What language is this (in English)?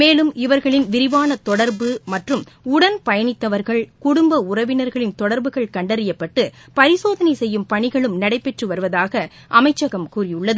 Tamil